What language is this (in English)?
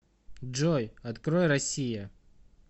Russian